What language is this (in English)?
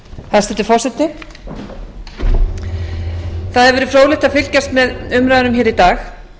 Icelandic